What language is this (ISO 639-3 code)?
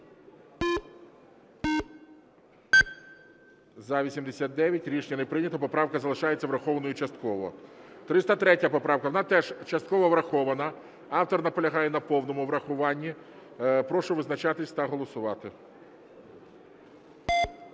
ukr